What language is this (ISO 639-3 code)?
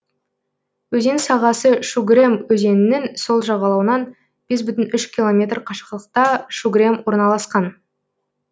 kaz